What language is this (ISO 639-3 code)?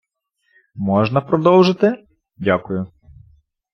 ukr